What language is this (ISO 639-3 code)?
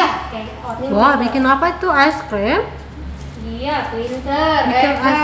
ind